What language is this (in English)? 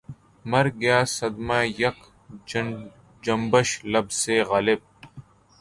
Urdu